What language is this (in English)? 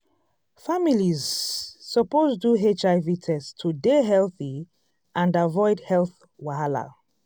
Nigerian Pidgin